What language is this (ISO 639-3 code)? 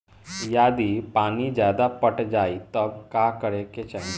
bho